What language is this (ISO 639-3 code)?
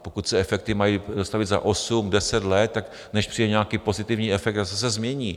ces